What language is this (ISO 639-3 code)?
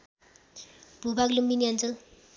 nep